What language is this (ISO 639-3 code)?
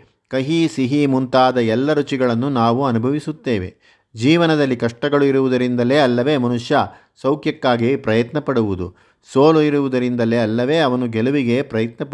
kan